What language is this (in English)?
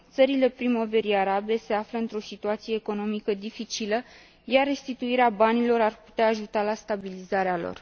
Romanian